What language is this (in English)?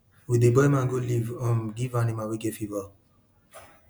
Nigerian Pidgin